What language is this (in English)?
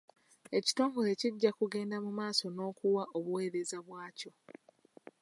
Ganda